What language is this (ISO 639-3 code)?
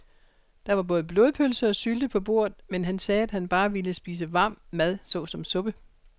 dan